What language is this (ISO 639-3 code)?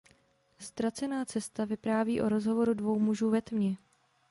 ces